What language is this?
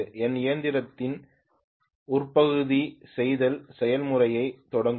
Tamil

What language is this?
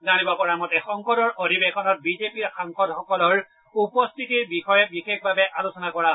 Assamese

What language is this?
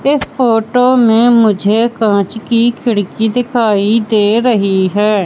Hindi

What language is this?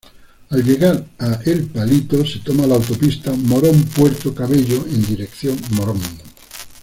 Spanish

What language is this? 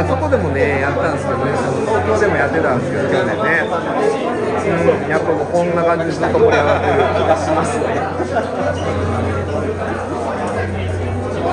Japanese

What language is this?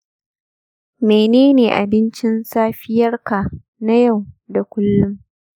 Hausa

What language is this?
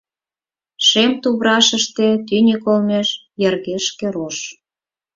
Mari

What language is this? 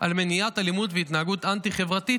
Hebrew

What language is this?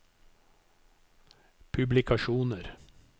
Norwegian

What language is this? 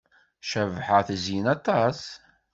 Kabyle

